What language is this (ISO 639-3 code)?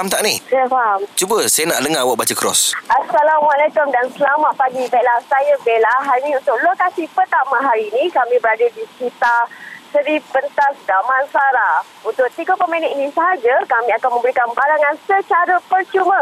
msa